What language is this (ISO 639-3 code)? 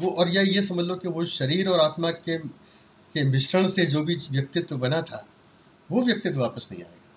hin